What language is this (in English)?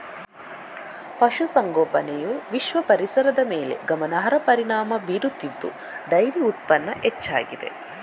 Kannada